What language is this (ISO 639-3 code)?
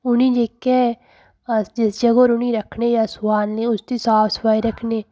doi